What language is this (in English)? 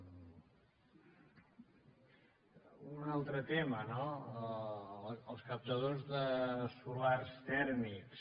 Catalan